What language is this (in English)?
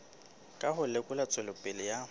Southern Sotho